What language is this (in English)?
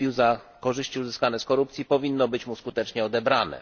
Polish